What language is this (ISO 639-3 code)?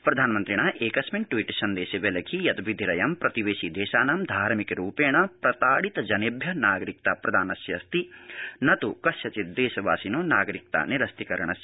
san